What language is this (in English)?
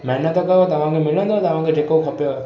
Sindhi